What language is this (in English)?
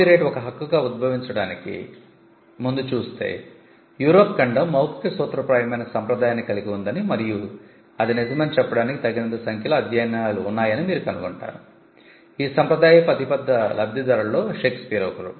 Telugu